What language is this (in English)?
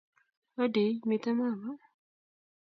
Kalenjin